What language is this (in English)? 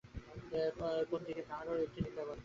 Bangla